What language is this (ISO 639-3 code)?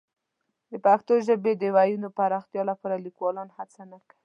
pus